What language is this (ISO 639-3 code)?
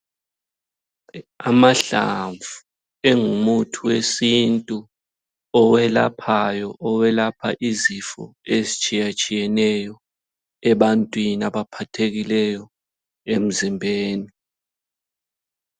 nde